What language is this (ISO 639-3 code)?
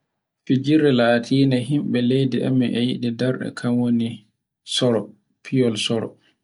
fue